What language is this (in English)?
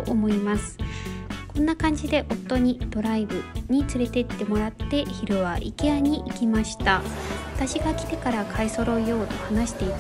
Japanese